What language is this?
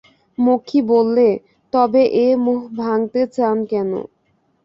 Bangla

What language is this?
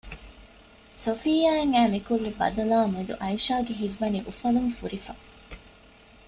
Divehi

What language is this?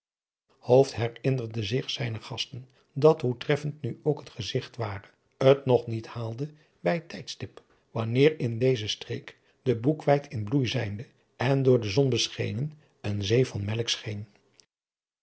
Dutch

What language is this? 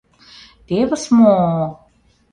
Mari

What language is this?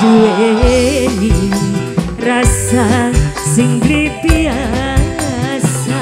Indonesian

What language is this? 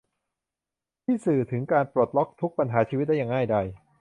Thai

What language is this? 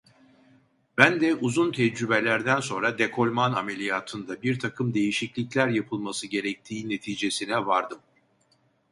Turkish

